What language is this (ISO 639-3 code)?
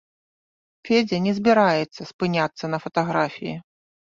bel